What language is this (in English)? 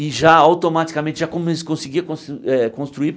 Portuguese